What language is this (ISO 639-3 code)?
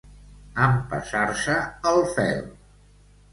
cat